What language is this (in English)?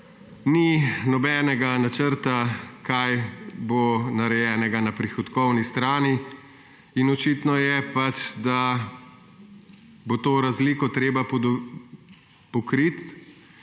Slovenian